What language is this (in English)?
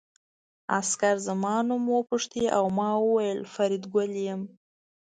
Pashto